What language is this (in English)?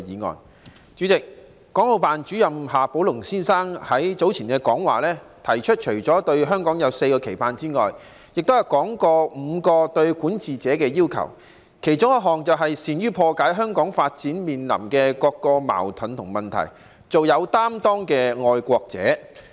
Cantonese